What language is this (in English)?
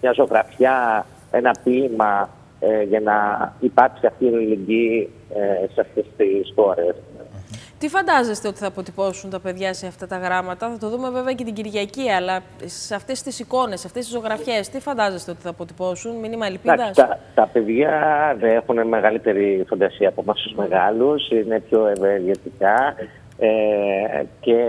Greek